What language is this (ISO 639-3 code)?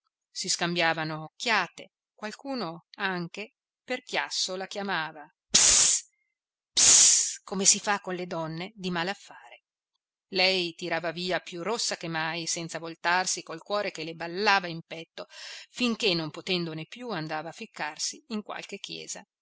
ita